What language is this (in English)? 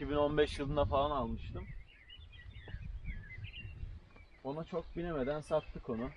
Turkish